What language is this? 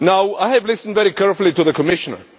English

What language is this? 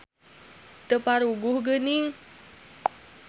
Sundanese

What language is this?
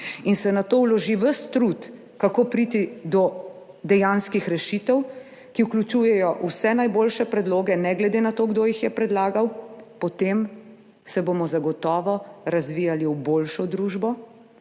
Slovenian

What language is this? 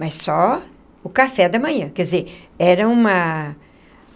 Portuguese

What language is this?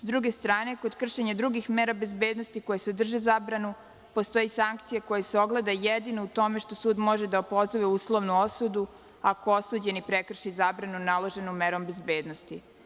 Serbian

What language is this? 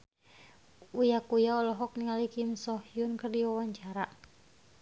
Sundanese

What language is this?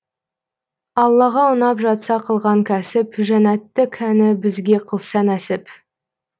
Kazakh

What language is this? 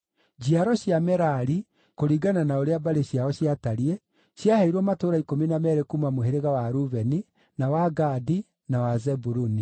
Kikuyu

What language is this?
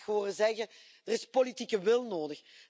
Dutch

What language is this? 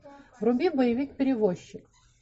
Russian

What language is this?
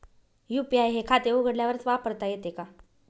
Marathi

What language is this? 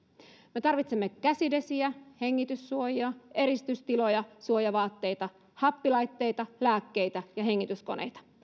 Finnish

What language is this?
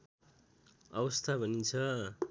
Nepali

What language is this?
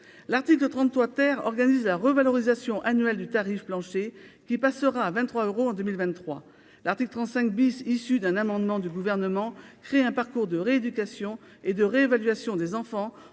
French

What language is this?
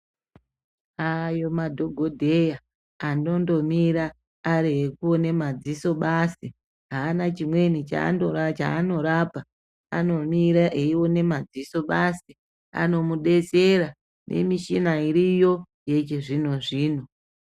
Ndau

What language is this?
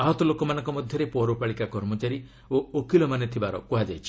Odia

